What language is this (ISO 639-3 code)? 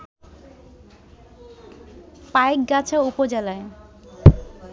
ben